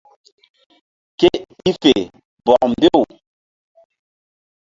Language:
Mbum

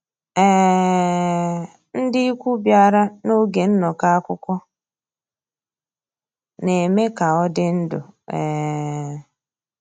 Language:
Igbo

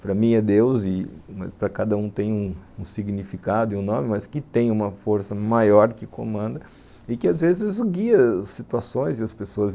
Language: Portuguese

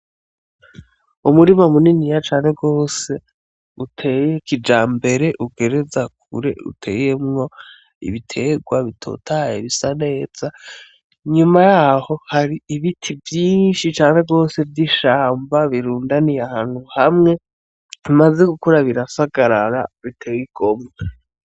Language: Rundi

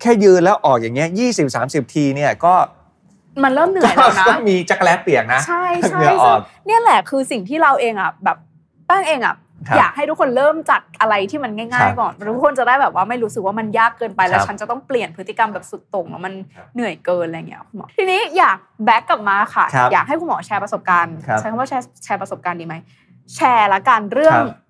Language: Thai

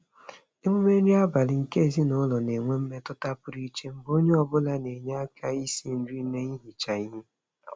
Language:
Igbo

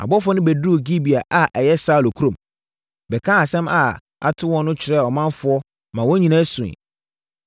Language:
Akan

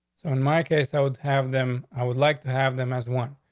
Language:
English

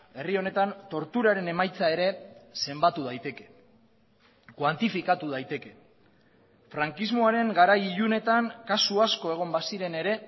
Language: Basque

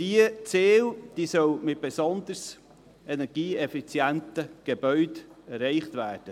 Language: Swiss German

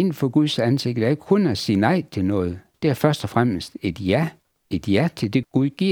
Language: Danish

